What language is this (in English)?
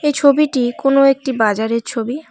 Bangla